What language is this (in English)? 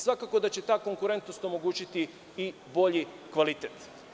Serbian